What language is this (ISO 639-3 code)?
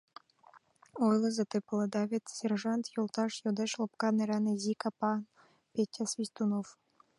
chm